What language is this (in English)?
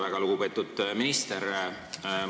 Estonian